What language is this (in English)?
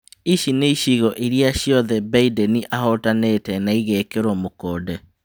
Kikuyu